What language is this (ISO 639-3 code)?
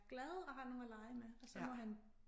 dan